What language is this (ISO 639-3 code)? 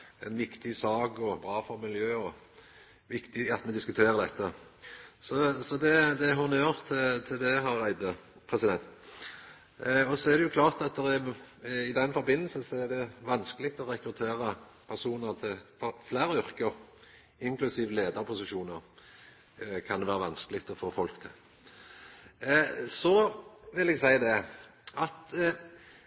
nno